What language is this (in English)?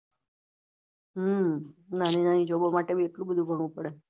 Gujarati